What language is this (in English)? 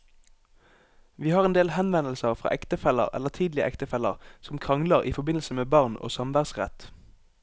Norwegian